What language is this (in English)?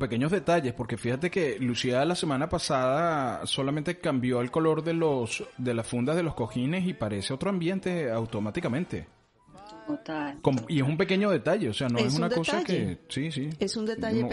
Spanish